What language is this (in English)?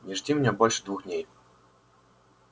Russian